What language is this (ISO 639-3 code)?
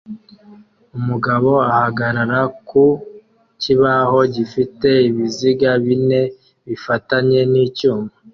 kin